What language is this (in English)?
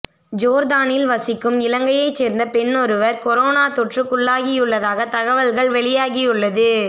Tamil